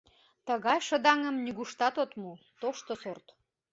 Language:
Mari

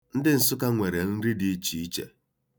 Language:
Igbo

